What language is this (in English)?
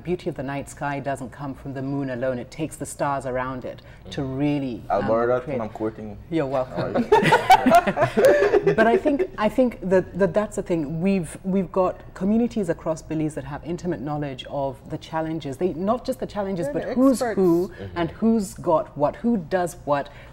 English